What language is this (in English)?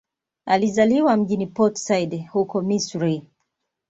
Swahili